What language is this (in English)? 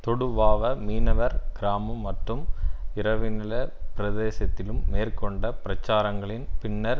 Tamil